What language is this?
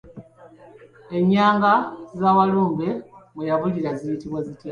Ganda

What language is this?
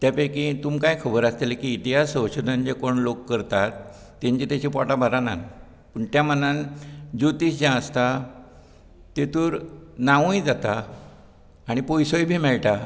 Konkani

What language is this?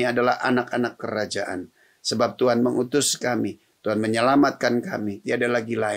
Indonesian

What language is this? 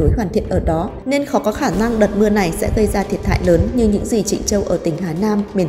Vietnamese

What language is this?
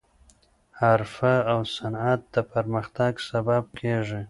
Pashto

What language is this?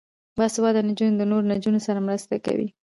Pashto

